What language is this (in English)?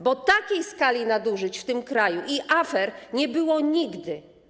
Polish